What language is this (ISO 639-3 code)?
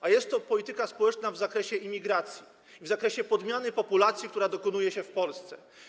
pol